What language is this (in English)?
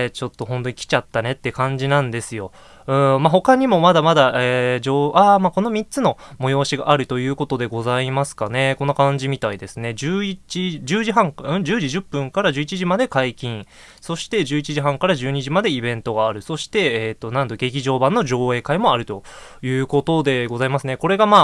Japanese